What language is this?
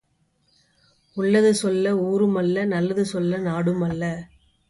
Tamil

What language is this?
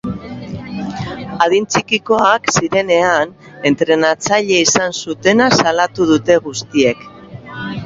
Basque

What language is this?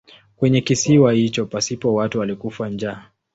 Swahili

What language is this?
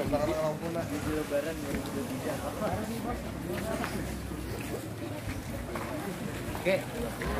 Indonesian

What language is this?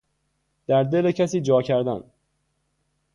Persian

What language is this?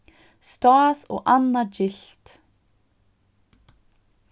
Faroese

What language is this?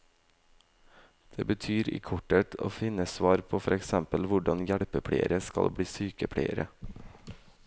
Norwegian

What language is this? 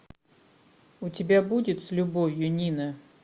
Russian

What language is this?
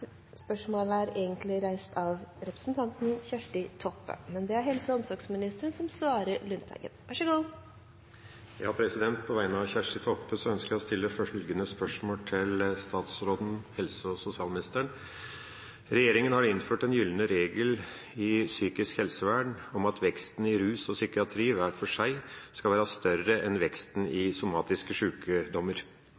Norwegian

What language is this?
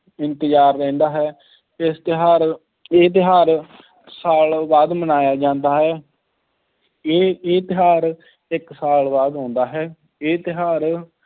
Punjabi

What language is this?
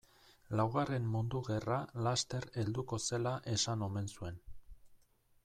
Basque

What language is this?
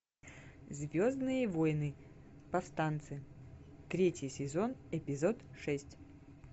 Russian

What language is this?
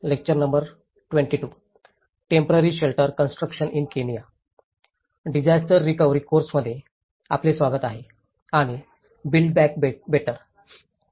Marathi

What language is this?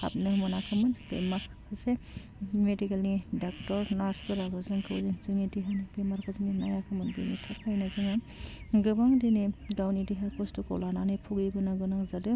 Bodo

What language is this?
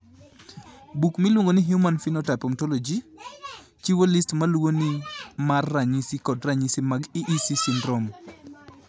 Luo (Kenya and Tanzania)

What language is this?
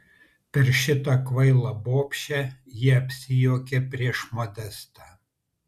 Lithuanian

